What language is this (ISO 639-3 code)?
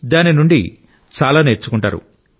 tel